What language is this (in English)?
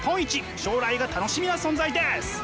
Japanese